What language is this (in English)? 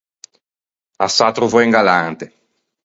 Ligurian